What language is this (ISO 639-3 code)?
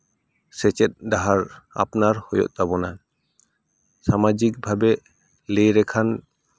sat